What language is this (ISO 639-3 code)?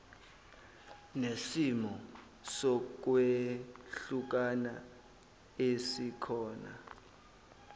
zul